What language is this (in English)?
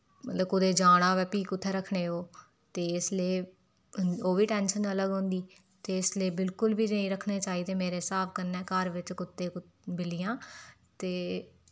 Dogri